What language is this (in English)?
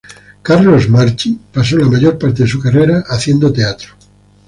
Spanish